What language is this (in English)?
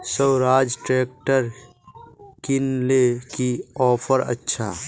Magahi